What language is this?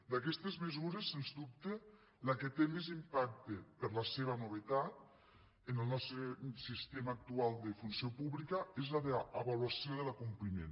Catalan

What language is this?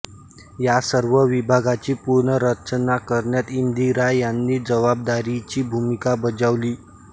Marathi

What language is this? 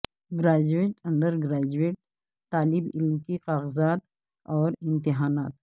Urdu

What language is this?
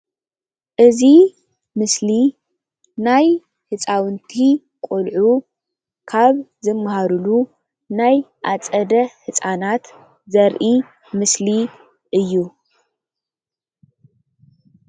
Tigrinya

